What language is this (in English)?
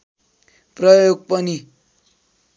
Nepali